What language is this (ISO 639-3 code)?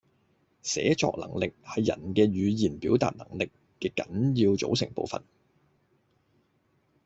yue